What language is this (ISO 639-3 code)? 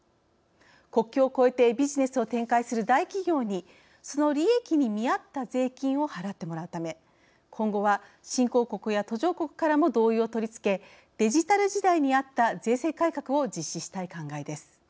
jpn